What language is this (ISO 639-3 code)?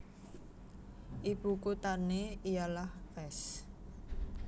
jav